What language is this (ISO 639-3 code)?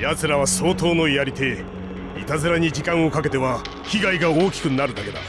jpn